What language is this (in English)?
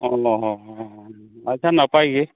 Santali